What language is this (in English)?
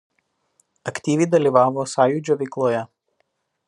Lithuanian